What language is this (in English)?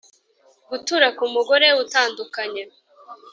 Kinyarwanda